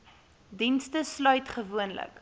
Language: Afrikaans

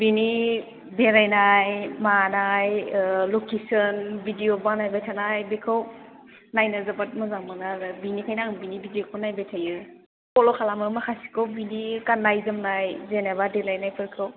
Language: Bodo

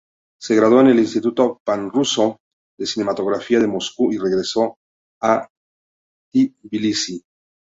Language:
Spanish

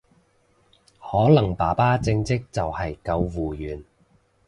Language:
Cantonese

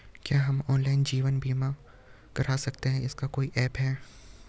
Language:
Hindi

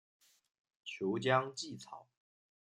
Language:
Chinese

